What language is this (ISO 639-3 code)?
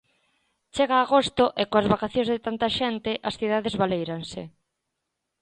glg